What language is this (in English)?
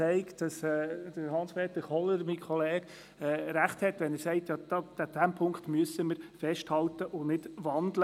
Swiss German